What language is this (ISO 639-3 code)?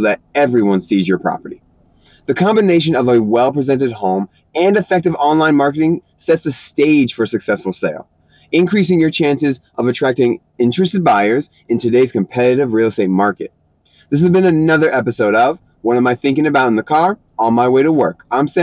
eng